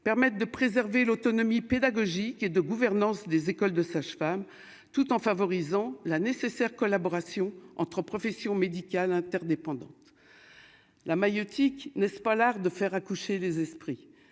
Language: French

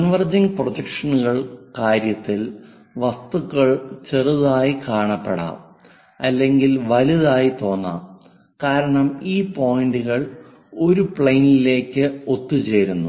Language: Malayalam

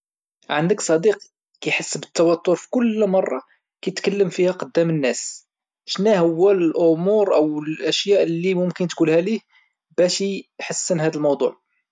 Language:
Moroccan Arabic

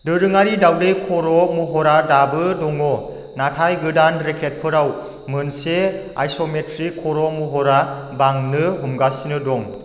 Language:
Bodo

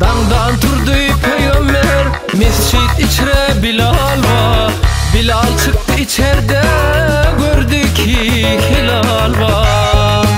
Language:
Turkish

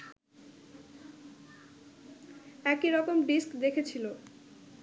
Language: Bangla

